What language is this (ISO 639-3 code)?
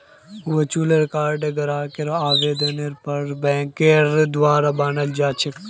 mag